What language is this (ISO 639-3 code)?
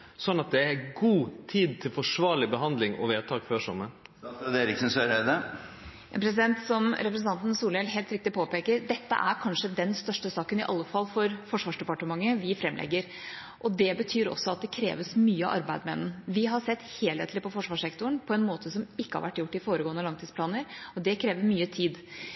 nor